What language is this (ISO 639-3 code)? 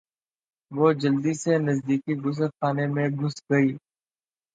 urd